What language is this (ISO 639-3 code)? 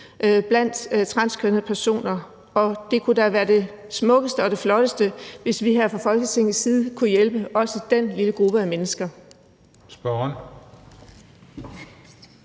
dan